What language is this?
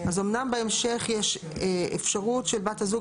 Hebrew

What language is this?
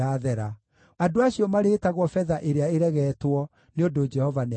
Kikuyu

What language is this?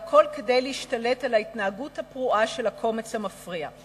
Hebrew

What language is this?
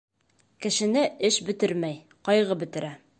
Bashkir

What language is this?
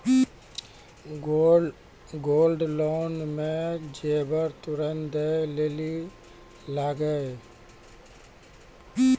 Maithili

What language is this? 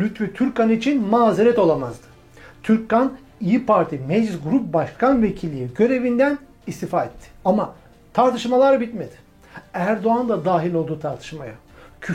Turkish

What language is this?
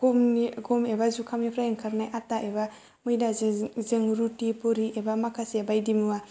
Bodo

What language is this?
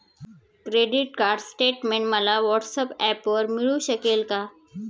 Marathi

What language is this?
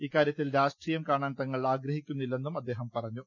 Malayalam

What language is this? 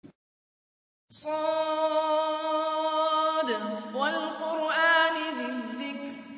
Arabic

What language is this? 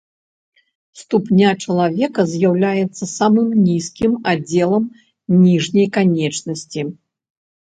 Belarusian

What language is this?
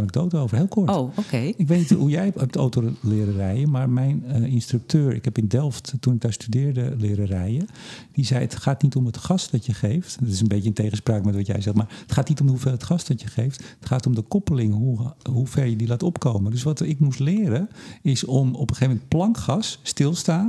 Dutch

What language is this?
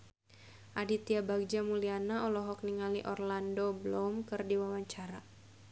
Sundanese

